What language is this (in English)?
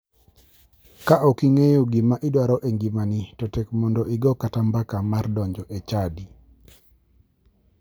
Luo (Kenya and Tanzania)